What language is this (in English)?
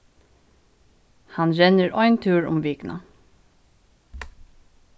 Faroese